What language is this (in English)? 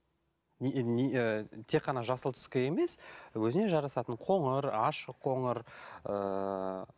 Kazakh